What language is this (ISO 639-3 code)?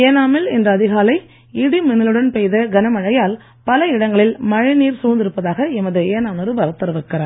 tam